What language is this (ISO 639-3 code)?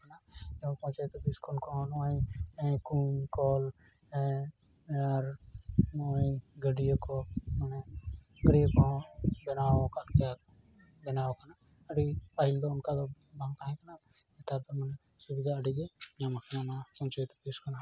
sat